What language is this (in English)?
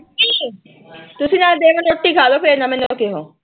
Punjabi